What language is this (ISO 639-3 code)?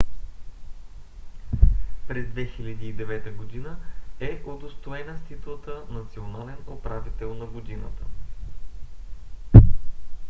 bul